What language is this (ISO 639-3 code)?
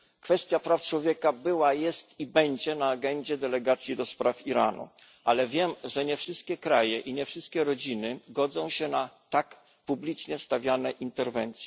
pol